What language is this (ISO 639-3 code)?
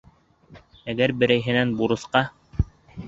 bak